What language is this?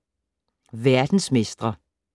Danish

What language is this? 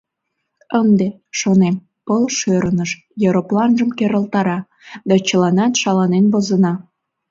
Mari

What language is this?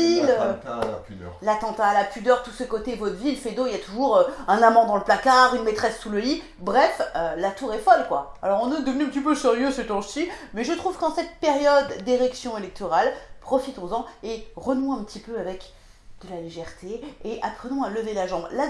French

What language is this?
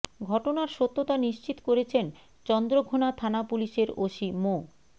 Bangla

